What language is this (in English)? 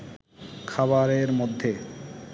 Bangla